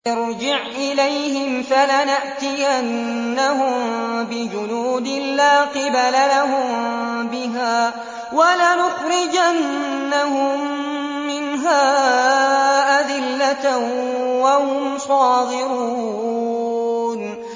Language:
Arabic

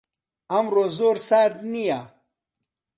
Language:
Central Kurdish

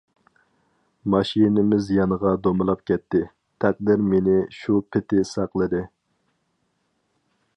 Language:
Uyghur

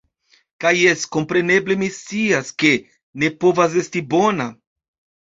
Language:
Esperanto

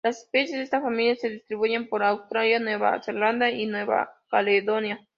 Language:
Spanish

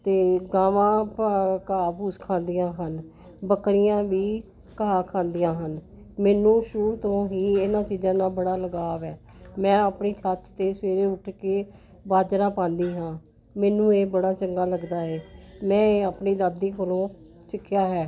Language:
Punjabi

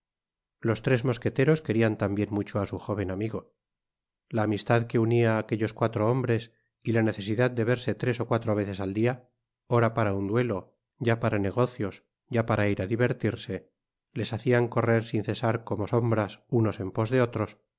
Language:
Spanish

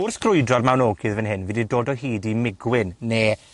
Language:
Welsh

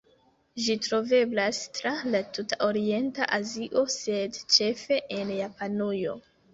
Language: Esperanto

